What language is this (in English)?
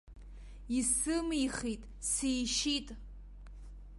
Abkhazian